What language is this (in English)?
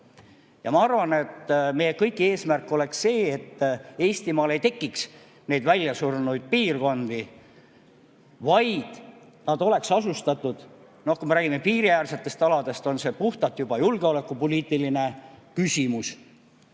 Estonian